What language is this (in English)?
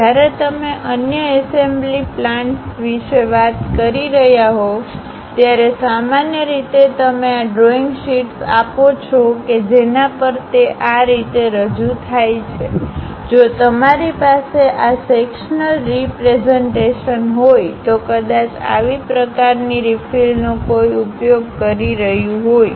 Gujarati